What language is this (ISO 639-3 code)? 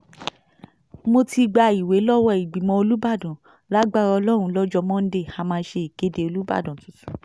yor